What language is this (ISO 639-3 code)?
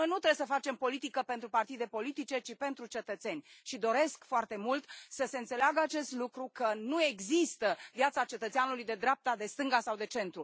ron